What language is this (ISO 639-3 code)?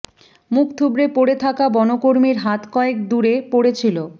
ben